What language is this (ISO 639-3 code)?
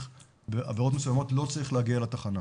heb